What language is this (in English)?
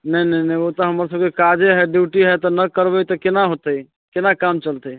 Maithili